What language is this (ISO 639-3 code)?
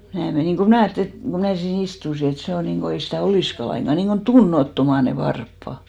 fin